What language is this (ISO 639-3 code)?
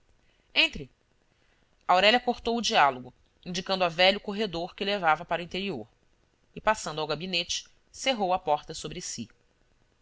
por